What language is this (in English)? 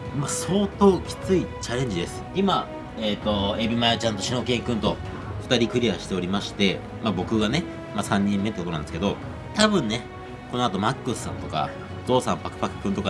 Japanese